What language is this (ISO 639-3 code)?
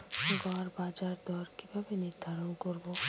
ben